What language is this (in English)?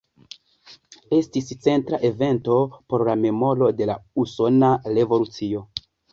Esperanto